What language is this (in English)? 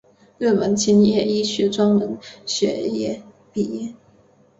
Chinese